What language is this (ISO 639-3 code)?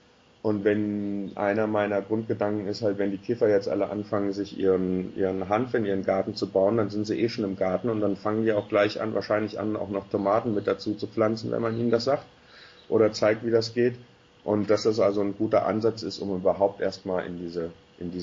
deu